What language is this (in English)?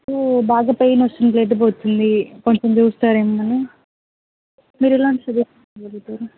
Telugu